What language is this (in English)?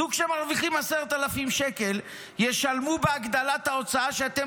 Hebrew